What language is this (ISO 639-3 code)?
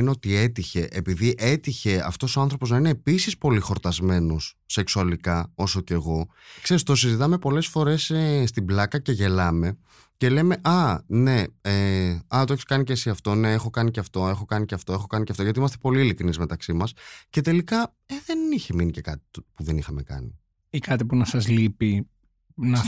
ell